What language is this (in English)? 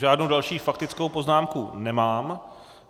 Czech